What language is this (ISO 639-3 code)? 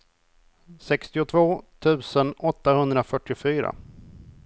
swe